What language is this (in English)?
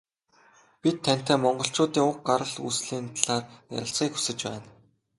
Mongolian